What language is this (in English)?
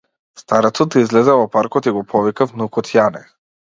Macedonian